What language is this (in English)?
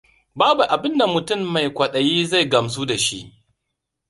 Hausa